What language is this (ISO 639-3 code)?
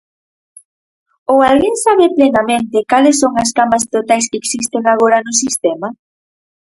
glg